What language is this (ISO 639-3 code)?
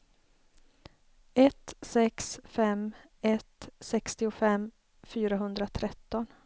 swe